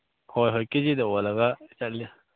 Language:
Manipuri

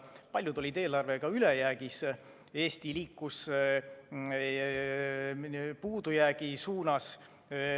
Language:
Estonian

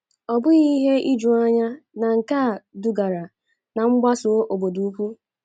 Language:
Igbo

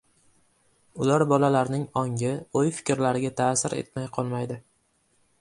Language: Uzbek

